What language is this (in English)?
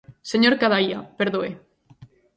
Galician